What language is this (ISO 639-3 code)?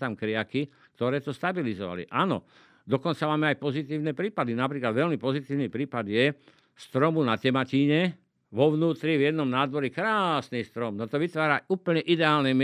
slk